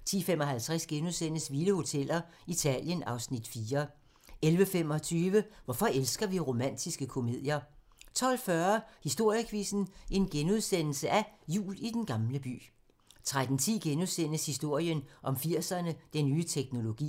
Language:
Danish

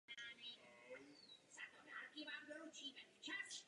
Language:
Czech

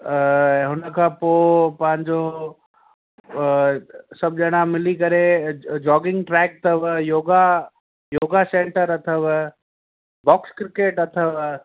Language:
Sindhi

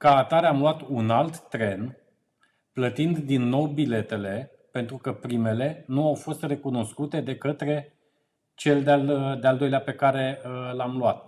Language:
Romanian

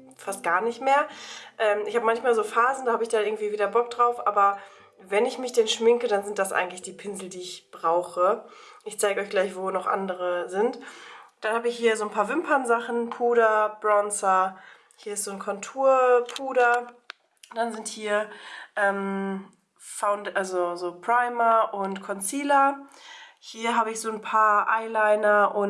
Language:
German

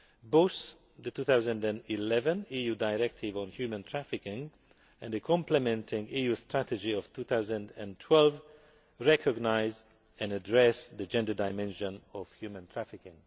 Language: English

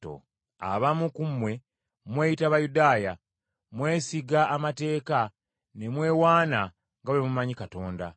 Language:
Ganda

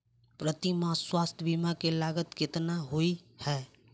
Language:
Maithili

